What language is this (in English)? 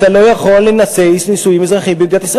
Hebrew